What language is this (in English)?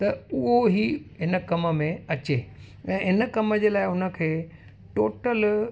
Sindhi